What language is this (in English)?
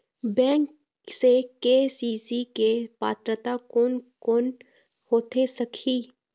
Chhattisgarhi